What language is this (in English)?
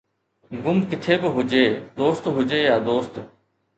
Sindhi